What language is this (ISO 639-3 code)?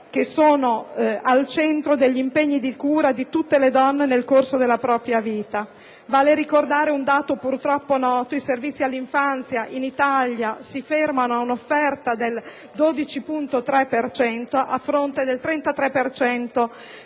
ita